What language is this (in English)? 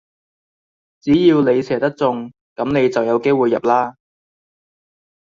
Cantonese